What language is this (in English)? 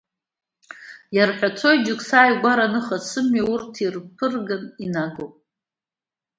Abkhazian